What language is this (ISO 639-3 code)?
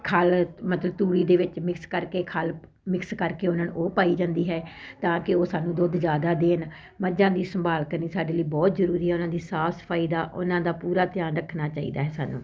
pan